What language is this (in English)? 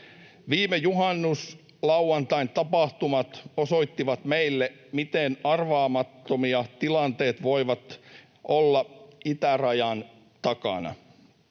Finnish